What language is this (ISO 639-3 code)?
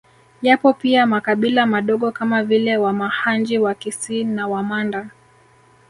swa